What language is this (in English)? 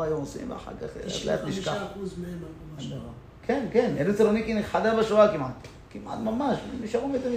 Hebrew